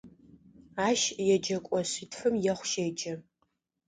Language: Adyghe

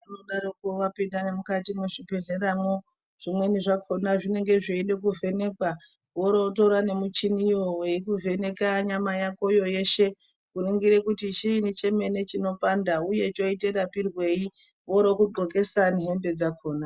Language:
Ndau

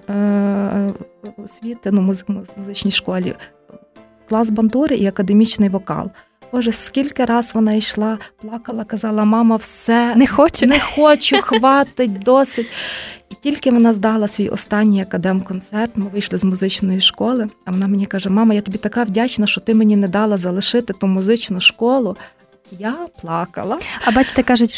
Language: Ukrainian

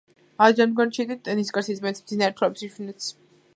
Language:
Georgian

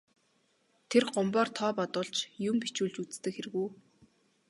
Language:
Mongolian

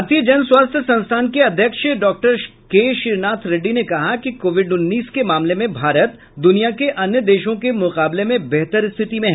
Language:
Hindi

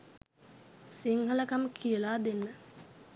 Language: Sinhala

